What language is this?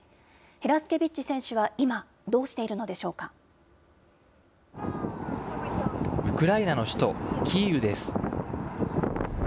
Japanese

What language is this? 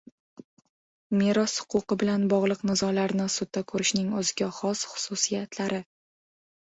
Uzbek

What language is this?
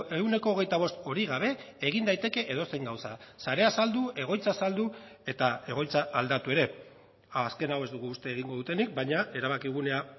Basque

